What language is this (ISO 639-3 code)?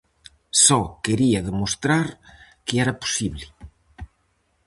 glg